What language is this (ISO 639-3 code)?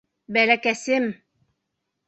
bak